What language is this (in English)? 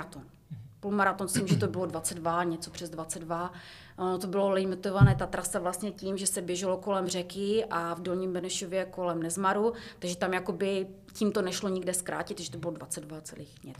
Czech